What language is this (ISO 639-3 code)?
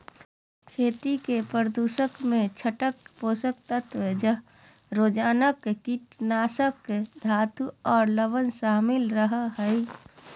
mag